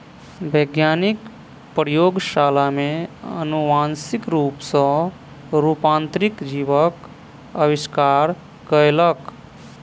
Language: Maithili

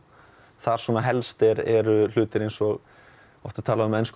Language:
Icelandic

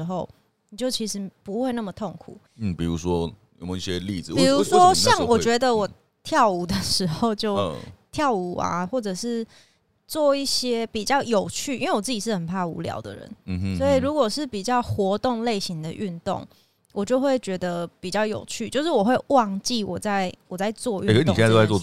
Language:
Chinese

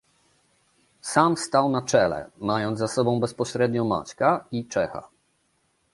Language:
Polish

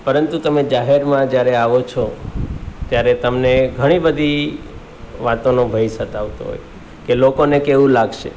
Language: Gujarati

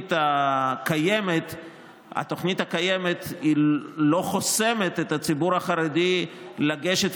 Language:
Hebrew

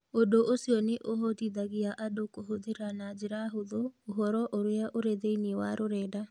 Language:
Kikuyu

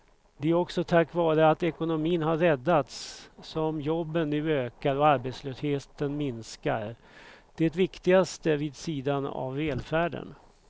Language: Swedish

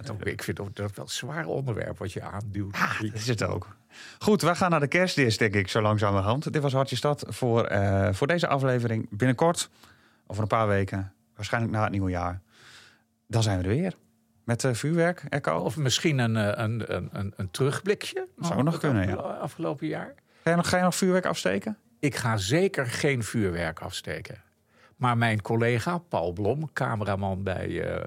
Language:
Dutch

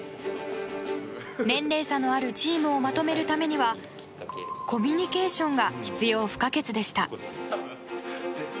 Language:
Japanese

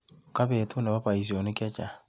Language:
Kalenjin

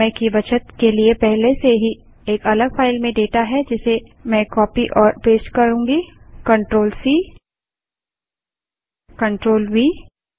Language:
Hindi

